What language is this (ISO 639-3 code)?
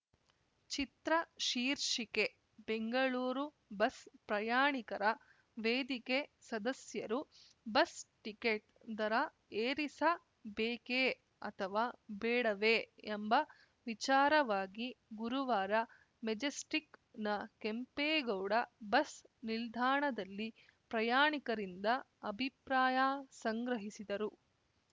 kan